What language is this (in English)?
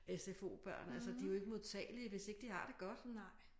Danish